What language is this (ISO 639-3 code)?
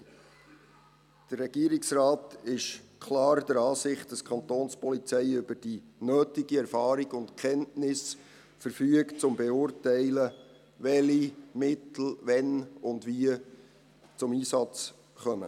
gsw